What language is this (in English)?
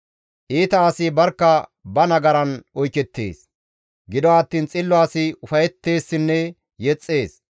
Gamo